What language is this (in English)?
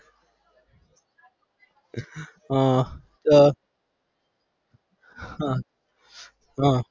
Gujarati